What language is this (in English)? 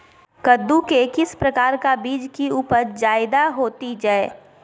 Magahi